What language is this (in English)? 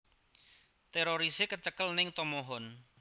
Javanese